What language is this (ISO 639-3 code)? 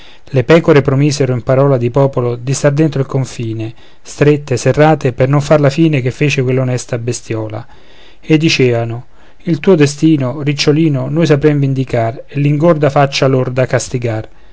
ita